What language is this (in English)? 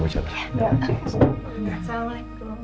Indonesian